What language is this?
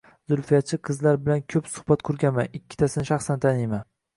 Uzbek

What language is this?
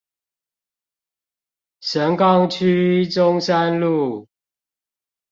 Chinese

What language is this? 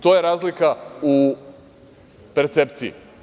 Serbian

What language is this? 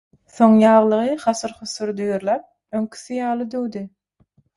Turkmen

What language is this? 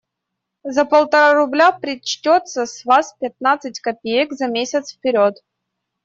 Russian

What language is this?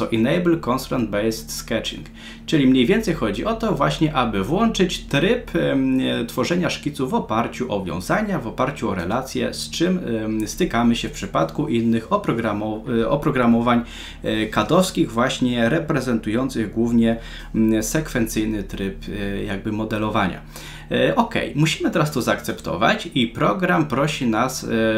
Polish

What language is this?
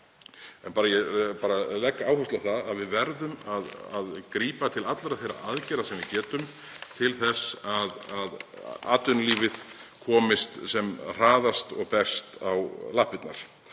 Icelandic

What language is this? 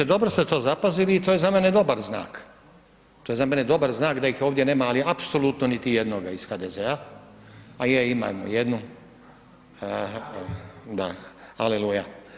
Croatian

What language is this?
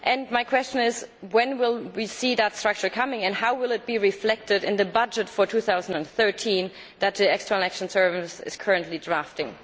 English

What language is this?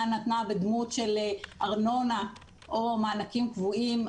Hebrew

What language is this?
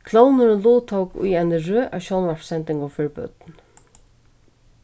Faroese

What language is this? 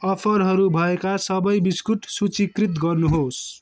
Nepali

